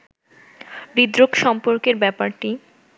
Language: Bangla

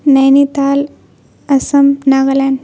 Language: Urdu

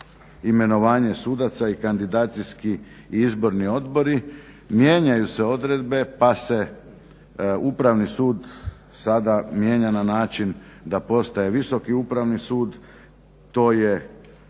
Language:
Croatian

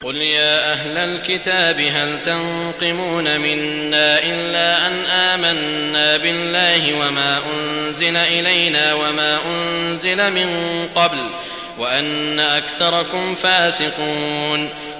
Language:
Arabic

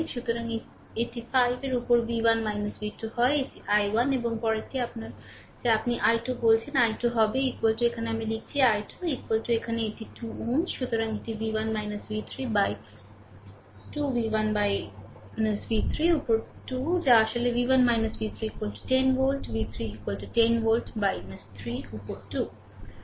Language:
Bangla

